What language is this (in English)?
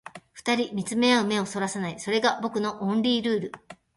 Japanese